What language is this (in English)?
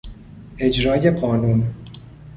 Persian